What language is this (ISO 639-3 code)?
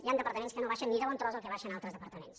cat